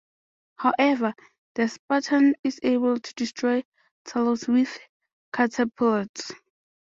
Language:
English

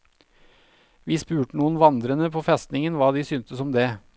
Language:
Norwegian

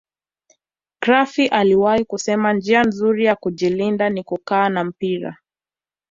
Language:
Swahili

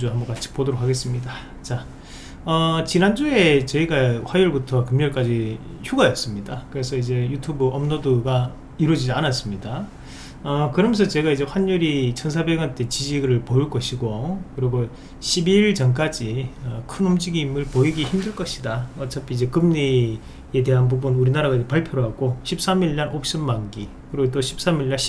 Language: Korean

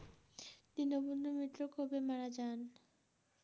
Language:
Bangla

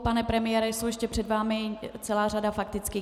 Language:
Czech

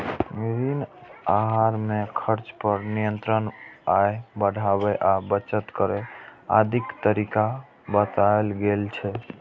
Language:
Maithili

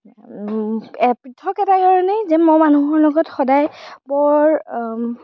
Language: Assamese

